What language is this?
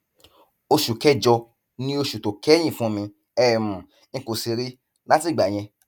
Yoruba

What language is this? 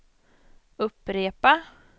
Swedish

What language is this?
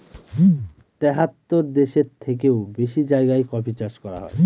Bangla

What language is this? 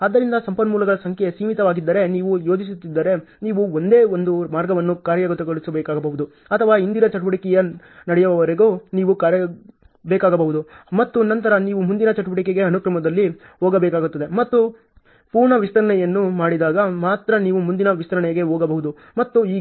Kannada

